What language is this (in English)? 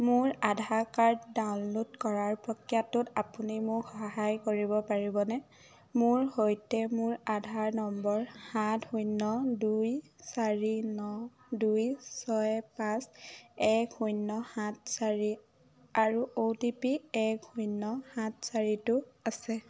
Assamese